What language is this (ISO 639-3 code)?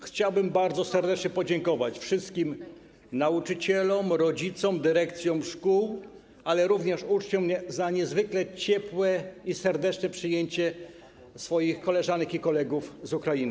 pol